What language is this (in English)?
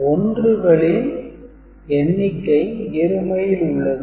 Tamil